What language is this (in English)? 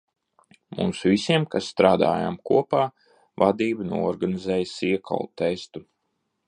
Latvian